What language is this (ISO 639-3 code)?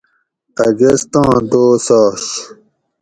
gwc